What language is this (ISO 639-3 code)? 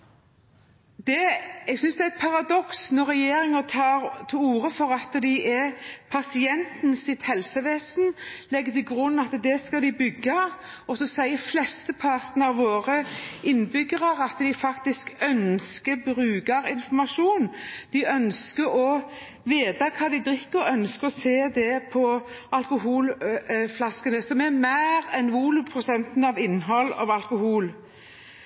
nob